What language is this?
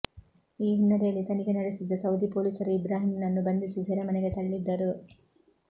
Kannada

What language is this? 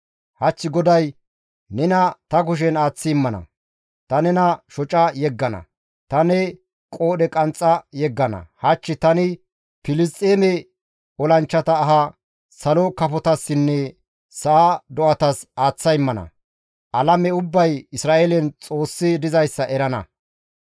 Gamo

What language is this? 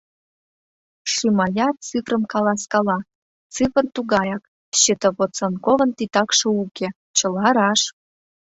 Mari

